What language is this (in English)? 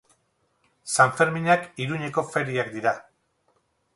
Basque